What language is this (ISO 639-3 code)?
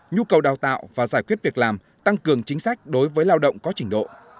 vie